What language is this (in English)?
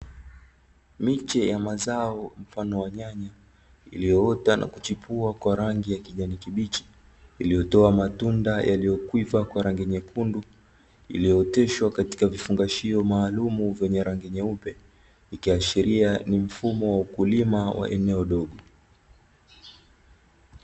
Swahili